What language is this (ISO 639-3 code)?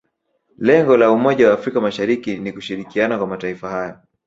swa